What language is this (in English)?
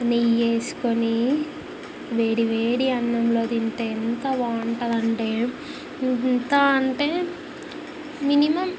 Telugu